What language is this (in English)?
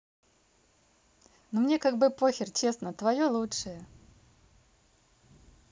Russian